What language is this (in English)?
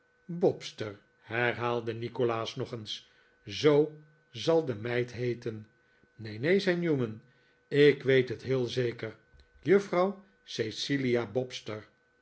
Dutch